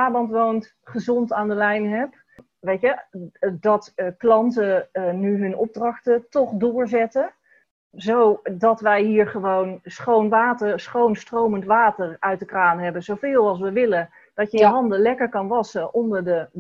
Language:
Dutch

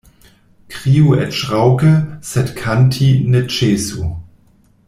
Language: Esperanto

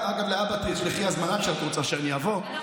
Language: Hebrew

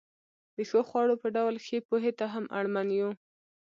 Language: Pashto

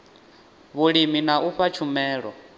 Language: Venda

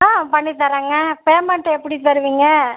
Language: Tamil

